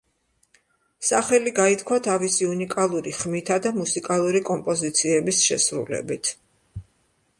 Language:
Georgian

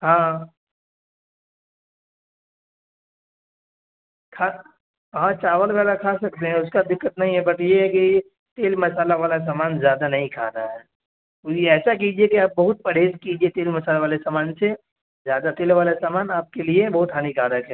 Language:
Urdu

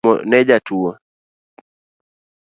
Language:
Luo (Kenya and Tanzania)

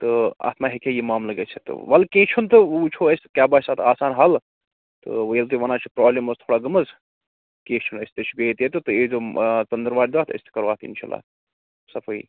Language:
Kashmiri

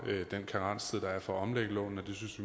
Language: Danish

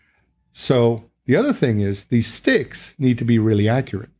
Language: English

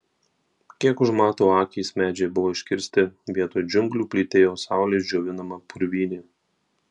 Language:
Lithuanian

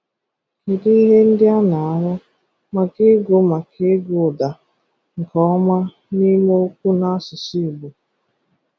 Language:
Igbo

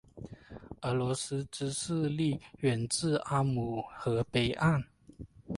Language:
Chinese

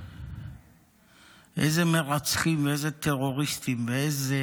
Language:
Hebrew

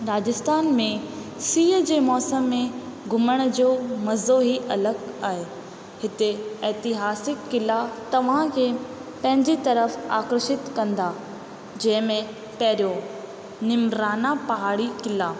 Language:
Sindhi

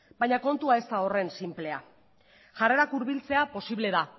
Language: Basque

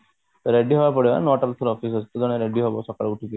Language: Odia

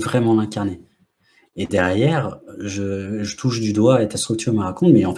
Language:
French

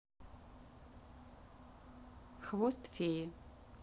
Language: Russian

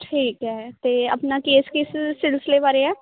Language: Punjabi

